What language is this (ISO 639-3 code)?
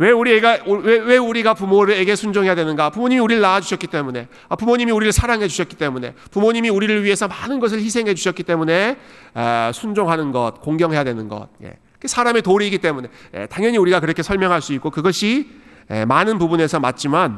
kor